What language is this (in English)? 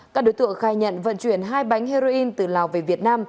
Vietnamese